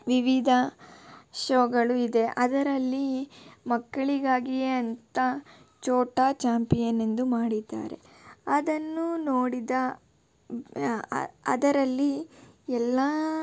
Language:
Kannada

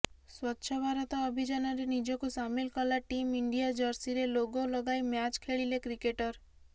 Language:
Odia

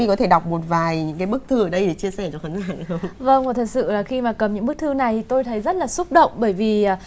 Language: Vietnamese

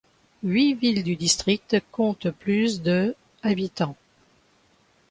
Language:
French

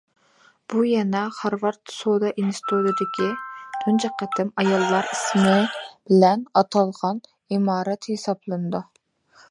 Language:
Uyghur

